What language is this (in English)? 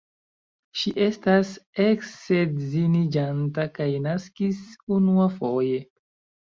Esperanto